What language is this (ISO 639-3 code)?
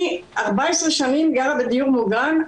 heb